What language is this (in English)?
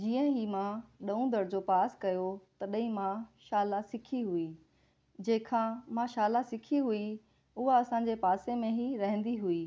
Sindhi